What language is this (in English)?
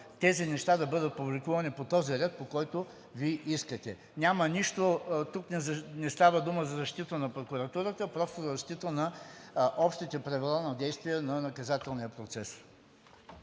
Bulgarian